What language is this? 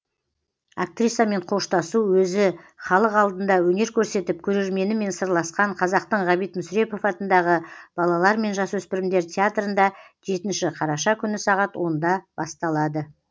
Kazakh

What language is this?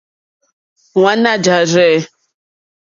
Mokpwe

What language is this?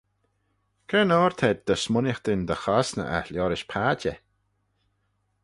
Manx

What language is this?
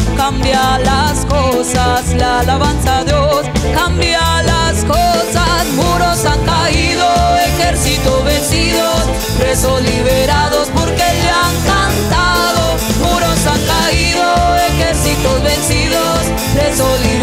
Spanish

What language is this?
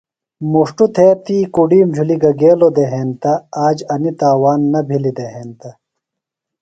Phalura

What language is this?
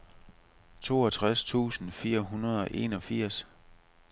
Danish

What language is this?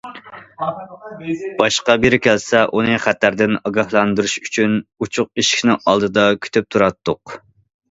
Uyghur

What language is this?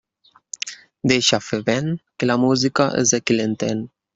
Catalan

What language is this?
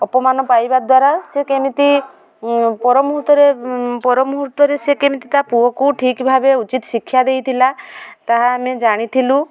Odia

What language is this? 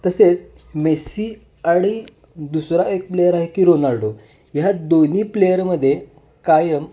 Marathi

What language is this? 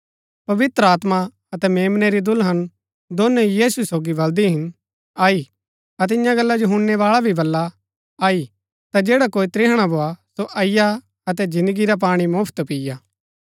Gaddi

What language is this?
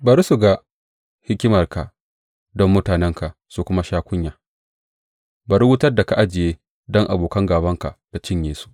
Hausa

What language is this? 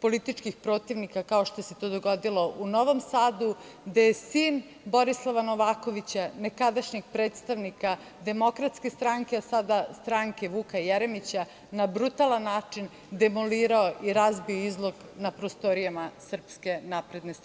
Serbian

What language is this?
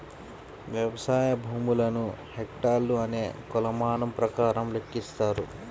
Telugu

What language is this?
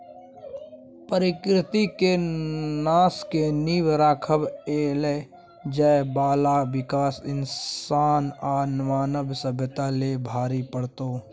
Maithili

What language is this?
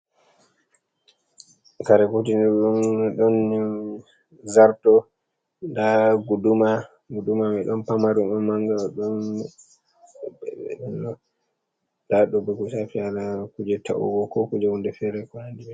Fula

